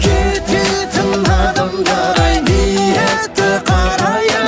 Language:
Kazakh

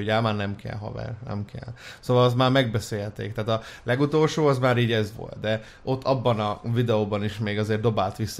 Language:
Hungarian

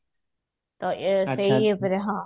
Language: Odia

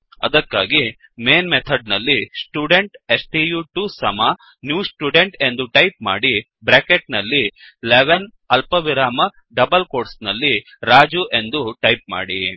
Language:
Kannada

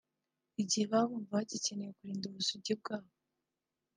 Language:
Kinyarwanda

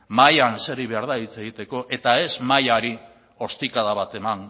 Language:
Basque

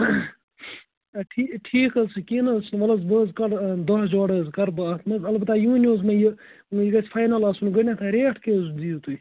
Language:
Kashmiri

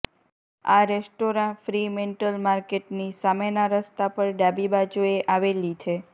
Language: Gujarati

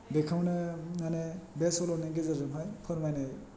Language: Bodo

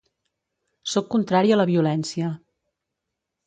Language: Catalan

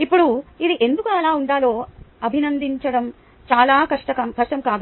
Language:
Telugu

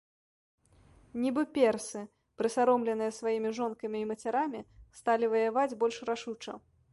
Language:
Belarusian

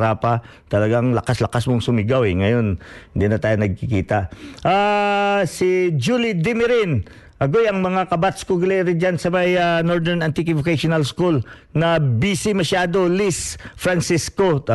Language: Filipino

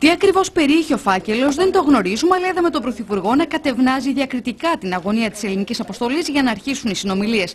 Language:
Greek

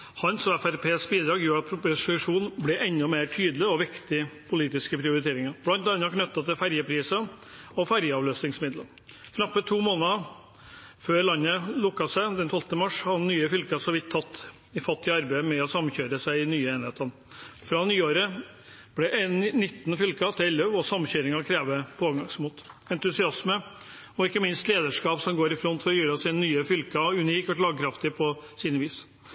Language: Norwegian Bokmål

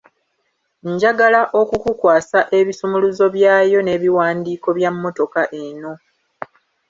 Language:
Ganda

